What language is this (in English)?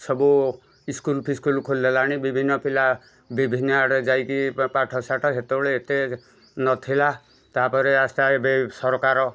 Odia